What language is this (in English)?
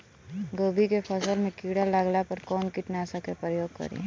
Bhojpuri